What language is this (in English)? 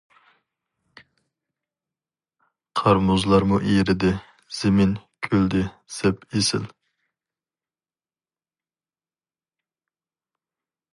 Uyghur